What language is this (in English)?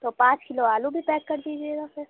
Urdu